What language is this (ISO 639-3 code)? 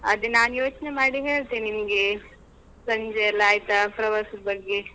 kan